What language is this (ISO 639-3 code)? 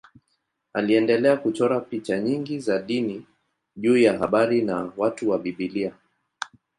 swa